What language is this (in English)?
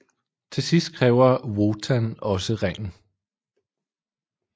Danish